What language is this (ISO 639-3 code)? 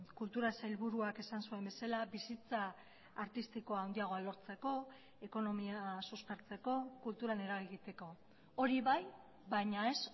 eus